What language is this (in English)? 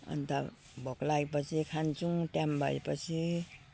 Nepali